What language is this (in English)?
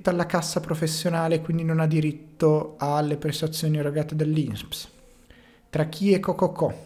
Italian